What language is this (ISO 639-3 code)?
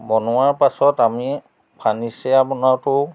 asm